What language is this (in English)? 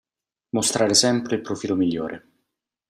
Italian